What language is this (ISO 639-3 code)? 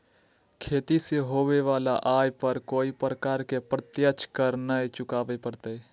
mag